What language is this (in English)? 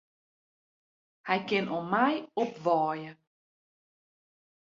Western Frisian